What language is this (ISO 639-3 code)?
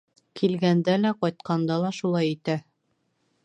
bak